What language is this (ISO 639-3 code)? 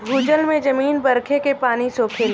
bho